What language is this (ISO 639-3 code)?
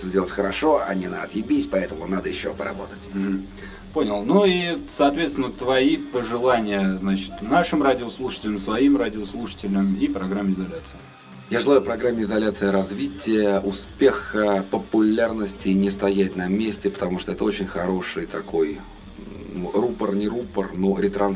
rus